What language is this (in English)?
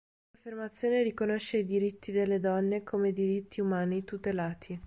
Italian